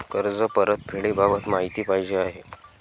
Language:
Marathi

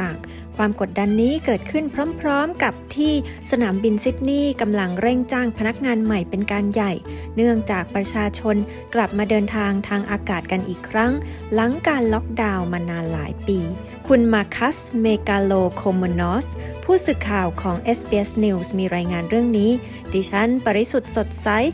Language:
Thai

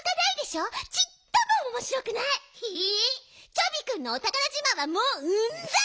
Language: Japanese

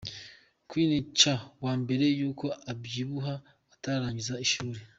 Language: Kinyarwanda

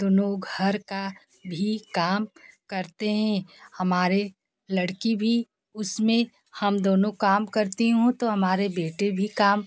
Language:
Hindi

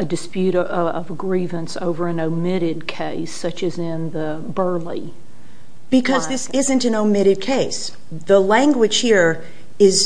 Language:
English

